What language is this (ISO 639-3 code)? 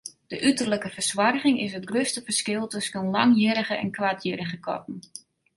fry